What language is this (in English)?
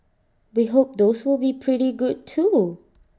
English